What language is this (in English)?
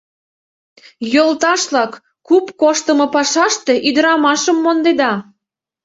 Mari